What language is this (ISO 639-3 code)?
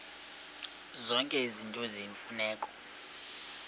xho